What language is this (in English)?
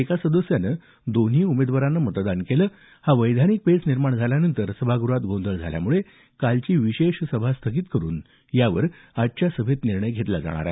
Marathi